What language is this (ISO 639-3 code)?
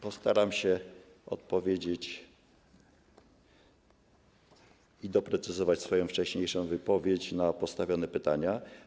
pol